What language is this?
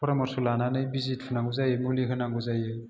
Bodo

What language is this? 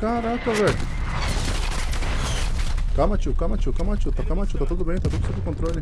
Portuguese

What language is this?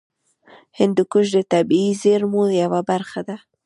Pashto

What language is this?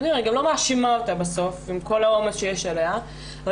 Hebrew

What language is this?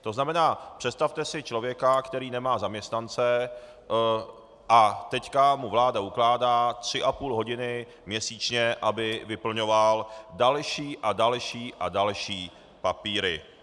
Czech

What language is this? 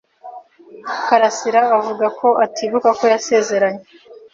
Kinyarwanda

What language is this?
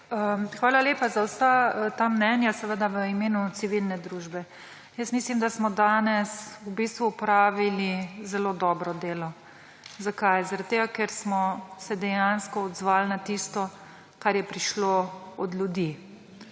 Slovenian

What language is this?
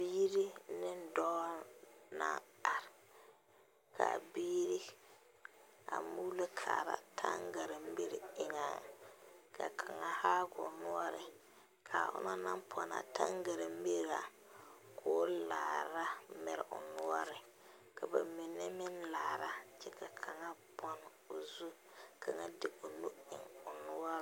Southern Dagaare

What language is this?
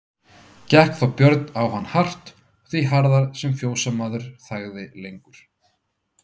Icelandic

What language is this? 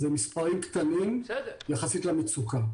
Hebrew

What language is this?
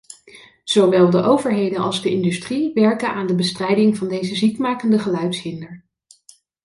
Dutch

